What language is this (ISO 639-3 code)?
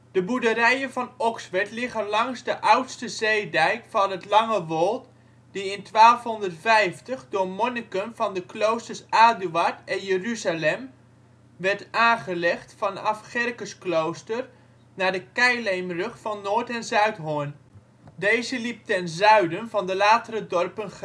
nld